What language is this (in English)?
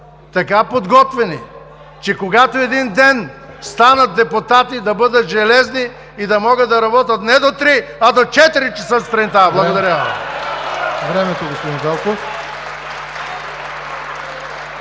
Bulgarian